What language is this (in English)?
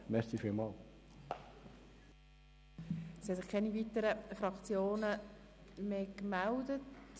Swiss German